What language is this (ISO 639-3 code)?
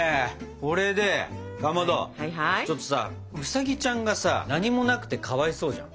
jpn